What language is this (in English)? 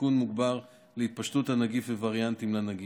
Hebrew